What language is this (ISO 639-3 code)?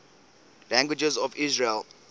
eng